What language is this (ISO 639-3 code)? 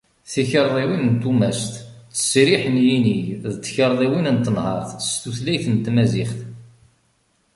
kab